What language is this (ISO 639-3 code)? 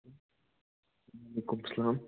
kas